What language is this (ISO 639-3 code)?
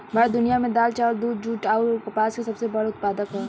bho